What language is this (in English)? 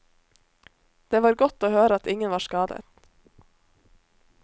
Norwegian